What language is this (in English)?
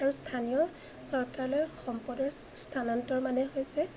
Assamese